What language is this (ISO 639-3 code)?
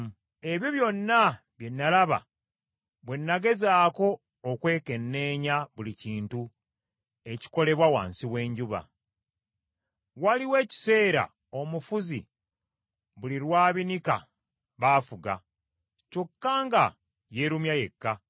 lug